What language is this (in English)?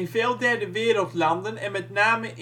Dutch